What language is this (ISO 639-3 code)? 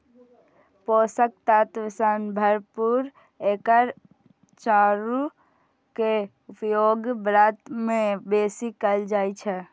mai